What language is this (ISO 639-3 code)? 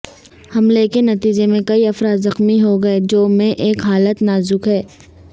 urd